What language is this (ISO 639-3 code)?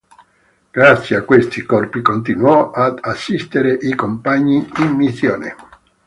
ita